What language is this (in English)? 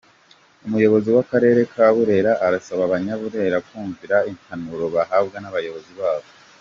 Kinyarwanda